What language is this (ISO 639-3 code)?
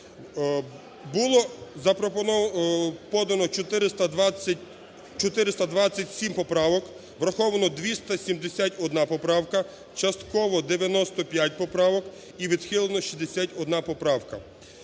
ukr